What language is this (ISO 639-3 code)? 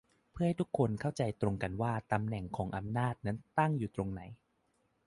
tha